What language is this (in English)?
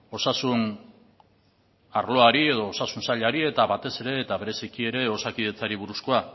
Basque